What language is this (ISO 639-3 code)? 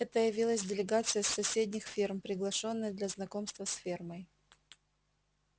rus